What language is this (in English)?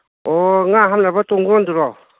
Manipuri